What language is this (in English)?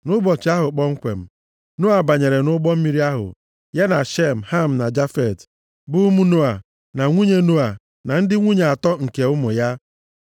Igbo